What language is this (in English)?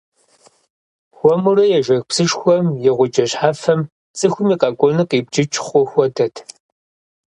Kabardian